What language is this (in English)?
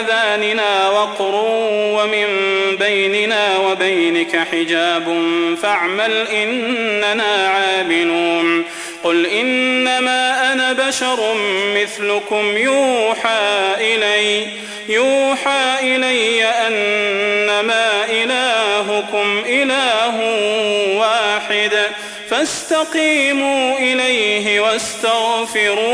Arabic